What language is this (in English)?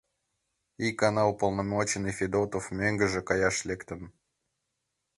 Mari